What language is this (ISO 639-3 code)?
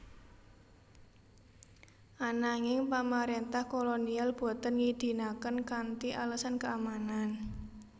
jav